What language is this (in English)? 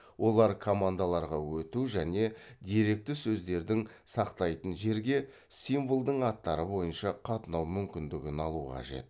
Kazakh